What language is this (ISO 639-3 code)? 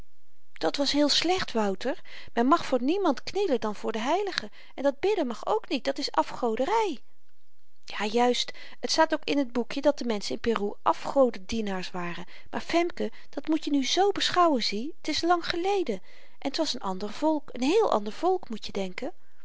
nld